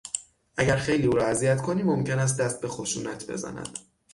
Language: Persian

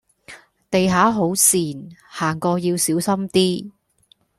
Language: Cantonese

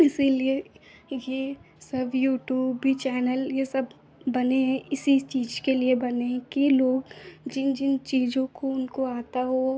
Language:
Hindi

